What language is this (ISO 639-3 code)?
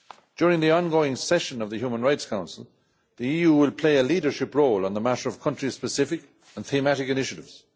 eng